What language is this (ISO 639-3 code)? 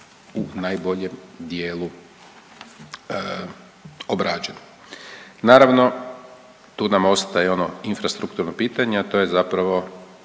hrv